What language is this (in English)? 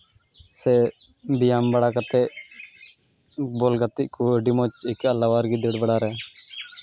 Santali